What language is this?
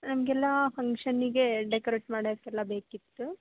Kannada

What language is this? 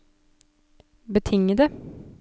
Norwegian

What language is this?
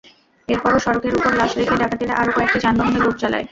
Bangla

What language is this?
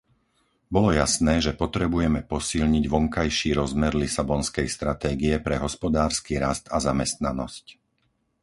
Slovak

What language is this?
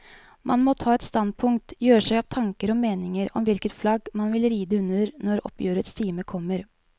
Norwegian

